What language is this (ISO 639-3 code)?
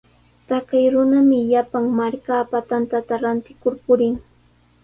qws